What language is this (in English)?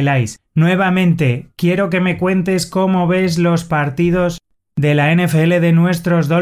Spanish